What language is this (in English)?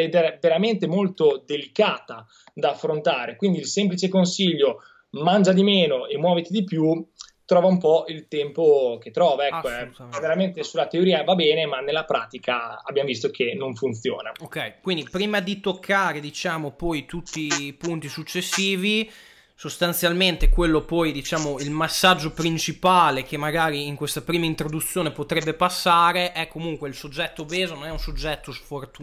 Italian